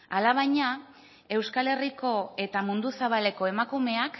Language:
Basque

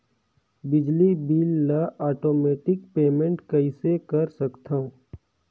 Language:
Chhattisgarhi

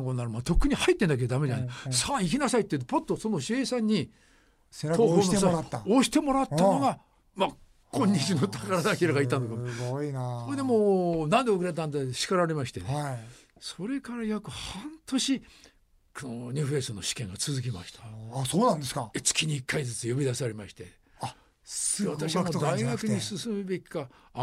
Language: Japanese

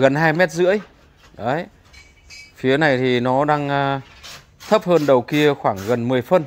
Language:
Vietnamese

